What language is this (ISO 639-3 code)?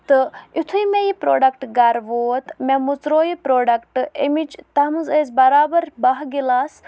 kas